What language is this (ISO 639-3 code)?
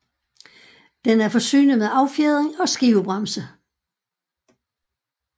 dan